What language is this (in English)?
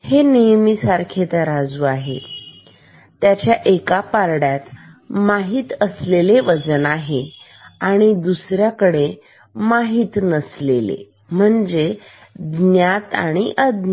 Marathi